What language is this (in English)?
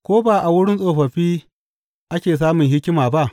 Hausa